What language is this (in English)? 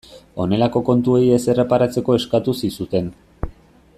Basque